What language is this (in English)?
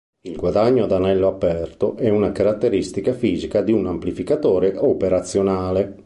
Italian